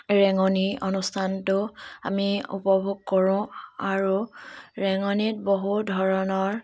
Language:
Assamese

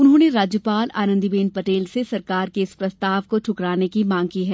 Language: Hindi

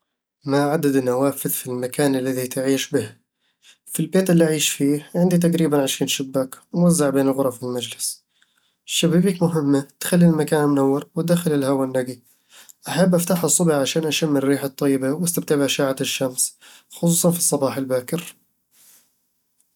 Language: Eastern Egyptian Bedawi Arabic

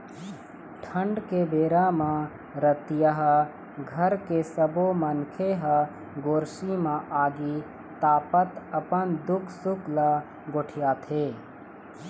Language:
Chhattisgarhi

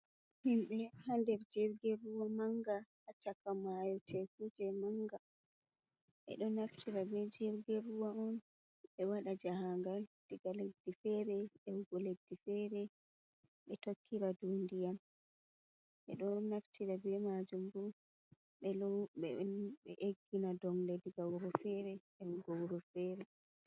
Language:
Fula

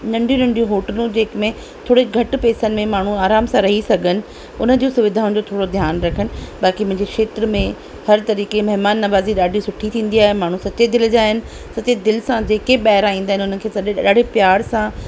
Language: Sindhi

